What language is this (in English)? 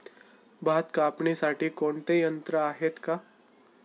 Marathi